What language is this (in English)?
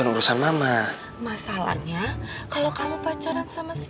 Indonesian